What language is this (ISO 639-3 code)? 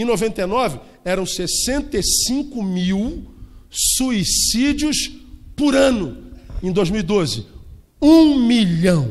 por